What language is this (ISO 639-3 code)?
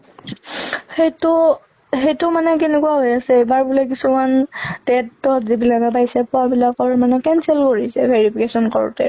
asm